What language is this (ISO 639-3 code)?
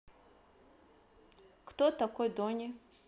rus